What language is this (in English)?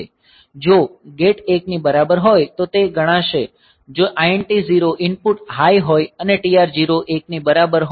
Gujarati